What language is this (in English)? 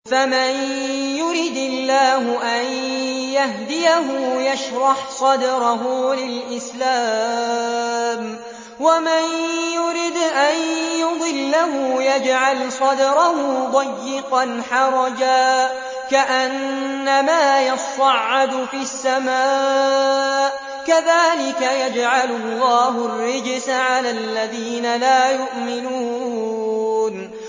Arabic